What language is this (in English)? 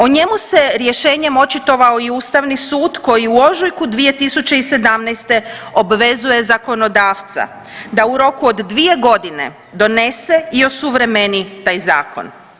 Croatian